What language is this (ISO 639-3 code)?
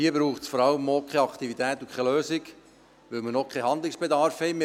gsw